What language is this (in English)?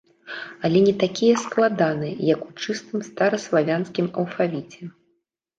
Belarusian